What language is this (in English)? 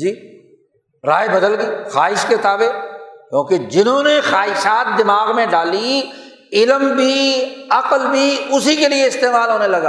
Urdu